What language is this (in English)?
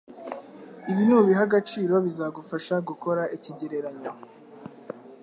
Kinyarwanda